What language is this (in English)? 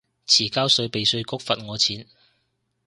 Cantonese